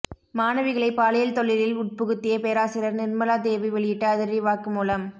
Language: Tamil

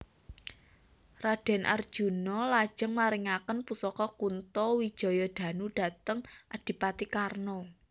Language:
Javanese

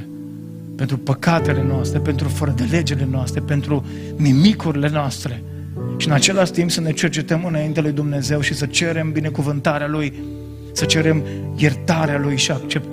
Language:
Romanian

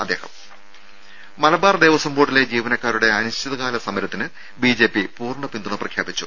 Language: Malayalam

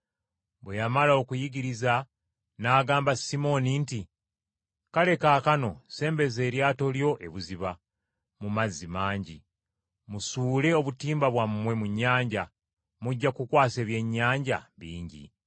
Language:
Ganda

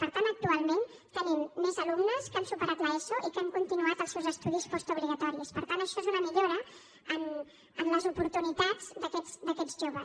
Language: Catalan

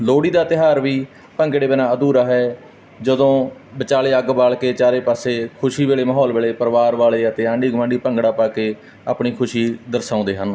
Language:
Punjabi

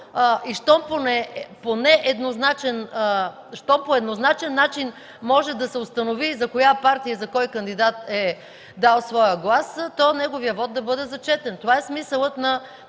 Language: Bulgarian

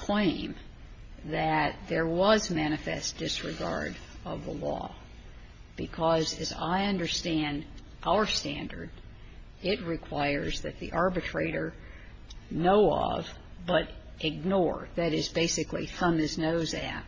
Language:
English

